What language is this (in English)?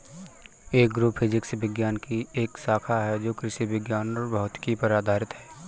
Hindi